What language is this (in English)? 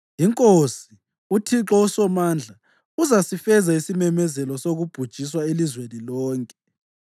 North Ndebele